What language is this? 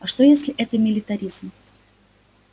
Russian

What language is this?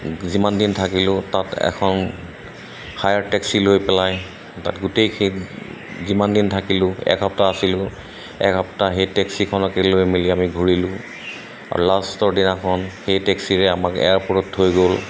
Assamese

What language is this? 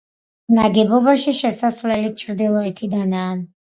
Georgian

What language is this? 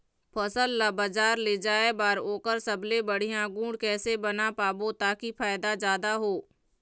Chhattisgarhi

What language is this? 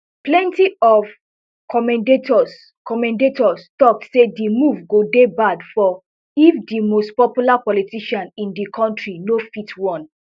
Nigerian Pidgin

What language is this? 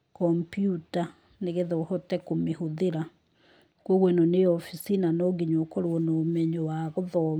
Kikuyu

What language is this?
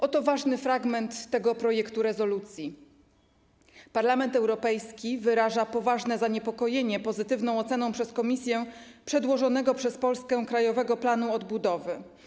Polish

